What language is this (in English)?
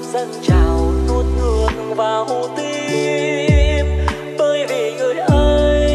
Vietnamese